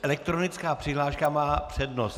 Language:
Czech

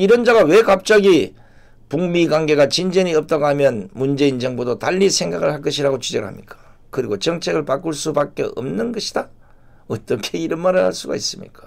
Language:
Korean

